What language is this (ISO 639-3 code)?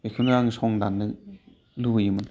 brx